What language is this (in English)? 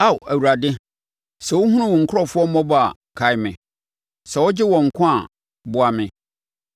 Akan